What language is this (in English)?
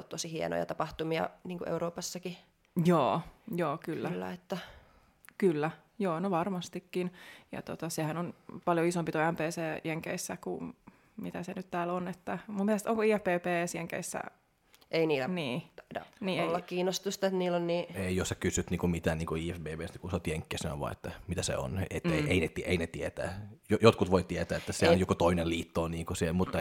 Finnish